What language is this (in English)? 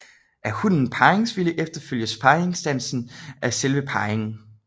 Danish